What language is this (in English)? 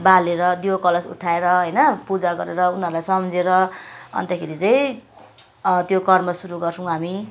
Nepali